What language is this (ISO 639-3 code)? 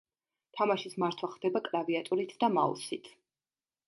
kat